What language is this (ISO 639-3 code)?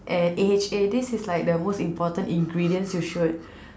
eng